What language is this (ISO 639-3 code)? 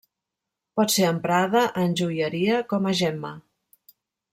cat